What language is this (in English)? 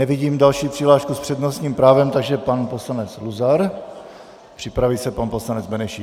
Czech